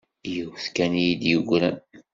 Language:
Kabyle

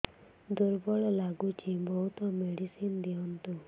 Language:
Odia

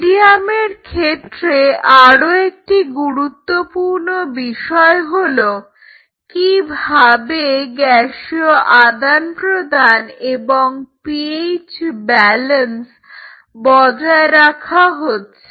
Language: Bangla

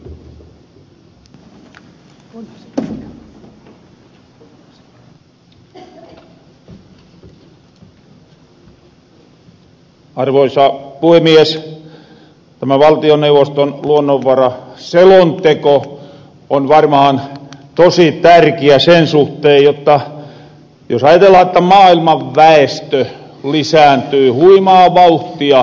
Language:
Finnish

